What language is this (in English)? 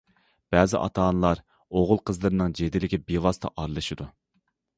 Uyghur